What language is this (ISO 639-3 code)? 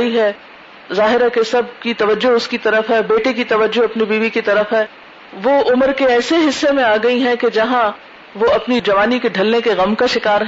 urd